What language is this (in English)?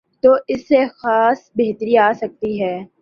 Urdu